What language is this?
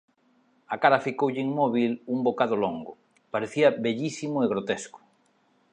Galician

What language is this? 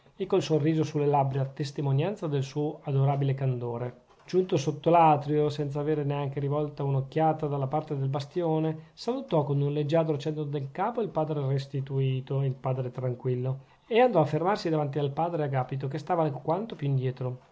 Italian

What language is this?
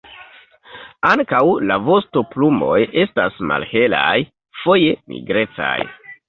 Esperanto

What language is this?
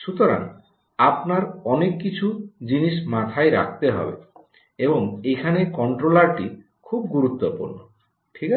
Bangla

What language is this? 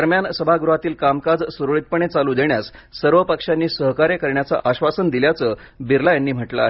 Marathi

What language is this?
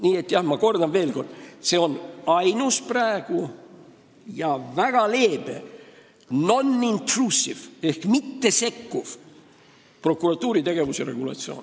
Estonian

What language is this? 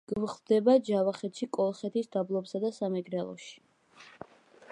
Georgian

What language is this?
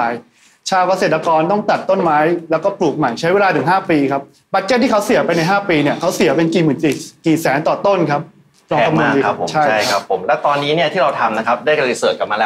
Thai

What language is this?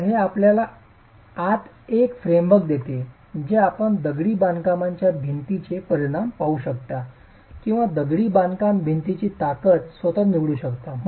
Marathi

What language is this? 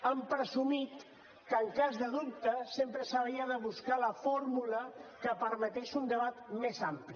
Catalan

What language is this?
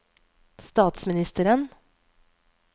Norwegian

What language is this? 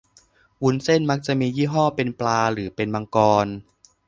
Thai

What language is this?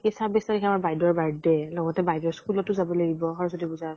Assamese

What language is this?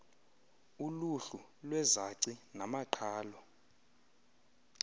Xhosa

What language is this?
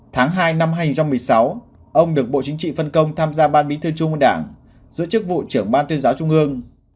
Vietnamese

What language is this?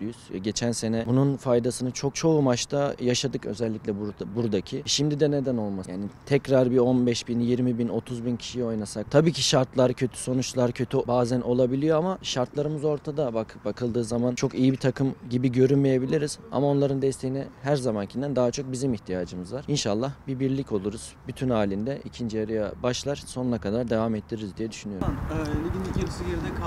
Turkish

